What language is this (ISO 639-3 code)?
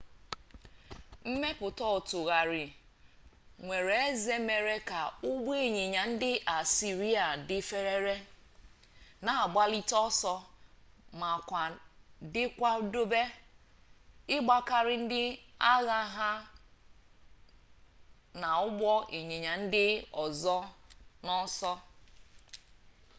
ibo